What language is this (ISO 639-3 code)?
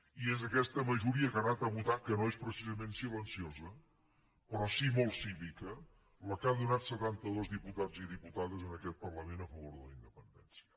cat